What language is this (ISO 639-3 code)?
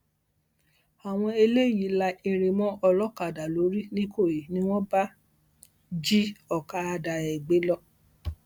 yor